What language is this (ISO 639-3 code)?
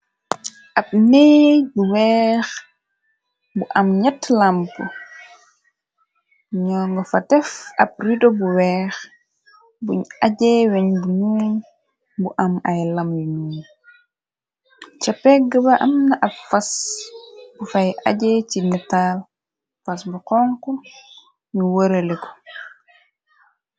wol